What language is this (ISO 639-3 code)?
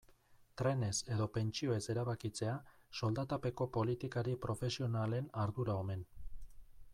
eus